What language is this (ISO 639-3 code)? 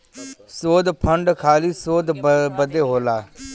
bho